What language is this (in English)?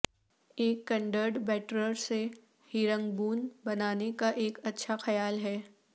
Urdu